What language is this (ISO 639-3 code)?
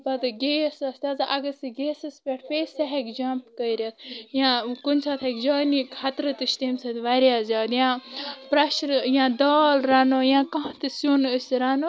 kas